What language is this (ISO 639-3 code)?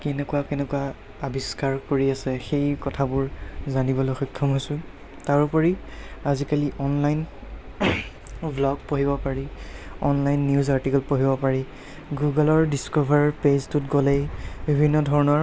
asm